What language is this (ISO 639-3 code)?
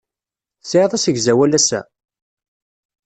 kab